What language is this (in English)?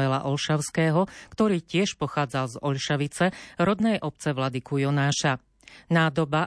Slovak